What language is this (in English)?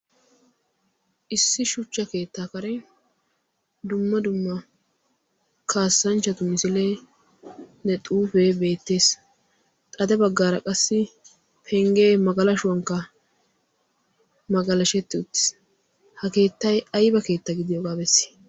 Wolaytta